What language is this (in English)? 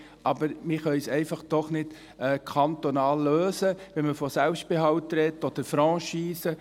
Swiss German